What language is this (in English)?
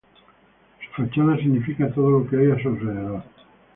Spanish